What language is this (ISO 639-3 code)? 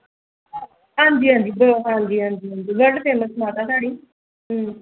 doi